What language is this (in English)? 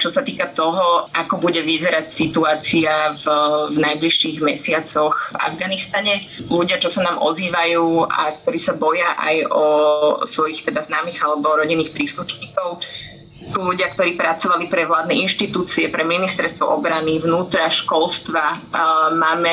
Slovak